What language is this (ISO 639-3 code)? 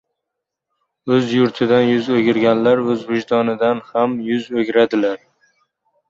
uzb